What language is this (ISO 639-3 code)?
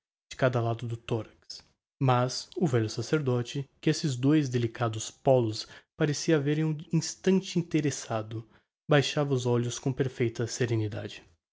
por